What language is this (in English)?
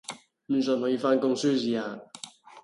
Cantonese